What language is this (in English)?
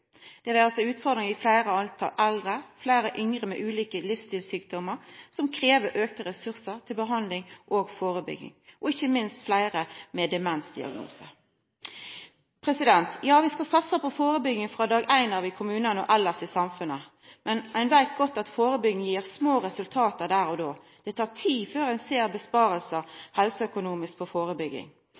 Norwegian Nynorsk